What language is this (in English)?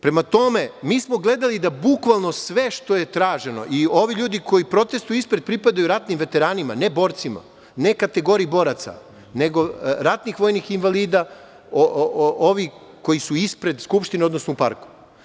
Serbian